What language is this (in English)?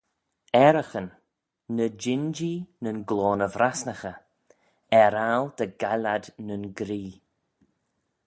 Manx